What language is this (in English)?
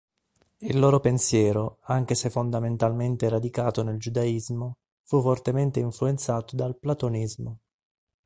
Italian